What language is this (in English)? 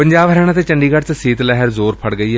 Punjabi